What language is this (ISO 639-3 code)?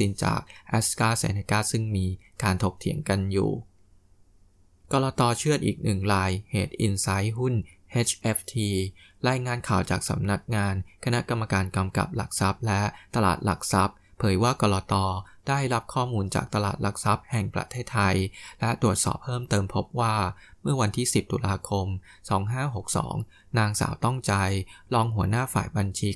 tha